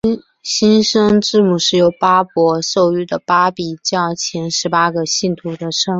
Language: Chinese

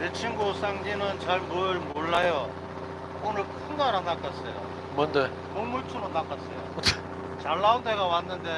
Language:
Korean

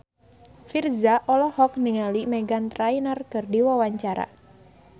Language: Sundanese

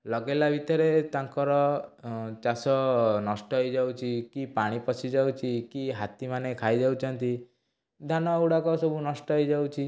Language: Odia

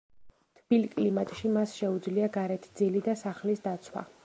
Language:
Georgian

